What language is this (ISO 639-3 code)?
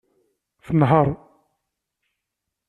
kab